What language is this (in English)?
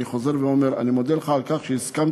Hebrew